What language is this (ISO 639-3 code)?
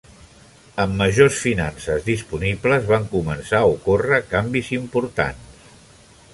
cat